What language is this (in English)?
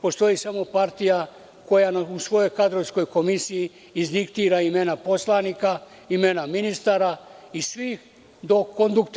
Serbian